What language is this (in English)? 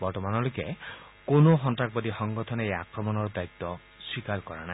Assamese